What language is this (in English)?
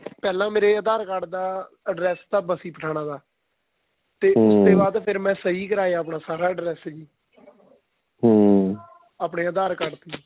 Punjabi